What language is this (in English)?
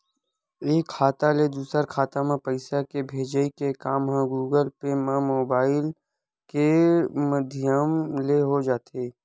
Chhattisgarhi